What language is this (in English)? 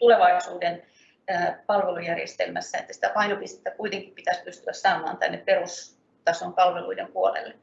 Finnish